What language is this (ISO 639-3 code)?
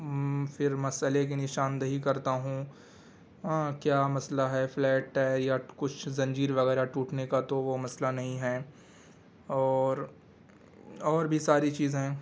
urd